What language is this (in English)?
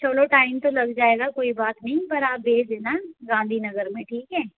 Hindi